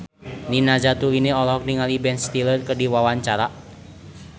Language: Sundanese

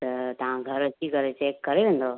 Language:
Sindhi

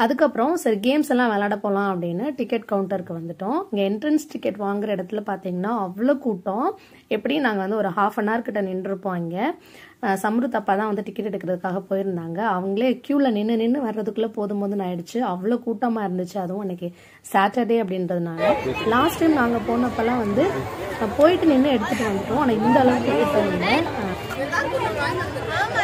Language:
Tamil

